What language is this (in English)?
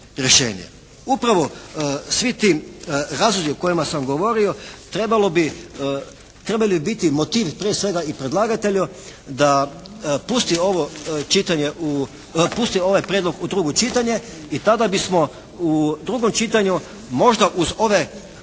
Croatian